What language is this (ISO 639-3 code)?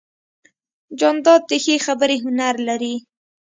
pus